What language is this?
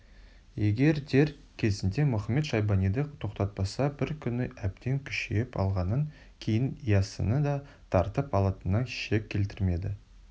Kazakh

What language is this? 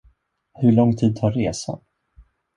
Swedish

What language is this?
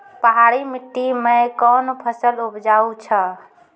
Maithili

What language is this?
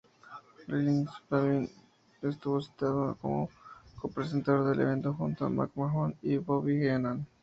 Spanish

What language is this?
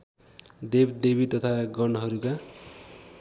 Nepali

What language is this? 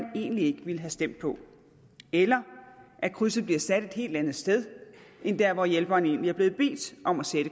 Danish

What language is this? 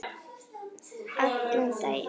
Icelandic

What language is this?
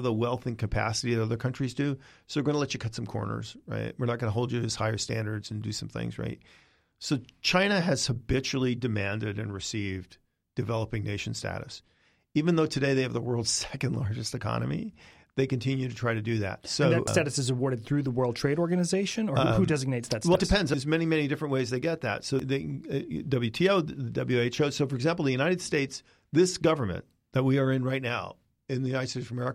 English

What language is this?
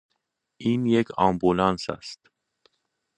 Persian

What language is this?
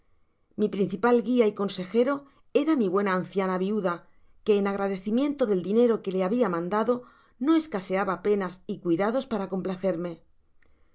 Spanish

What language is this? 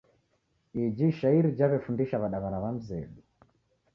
Taita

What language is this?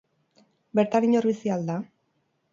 Basque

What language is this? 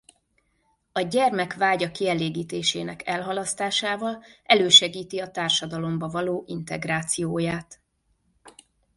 Hungarian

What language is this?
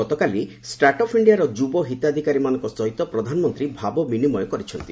Odia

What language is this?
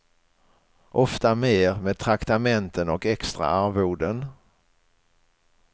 Swedish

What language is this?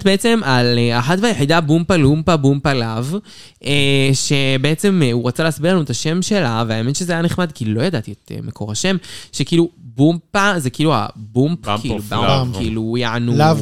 Hebrew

